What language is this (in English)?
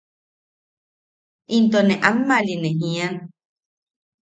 Yaqui